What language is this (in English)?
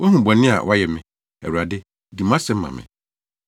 Akan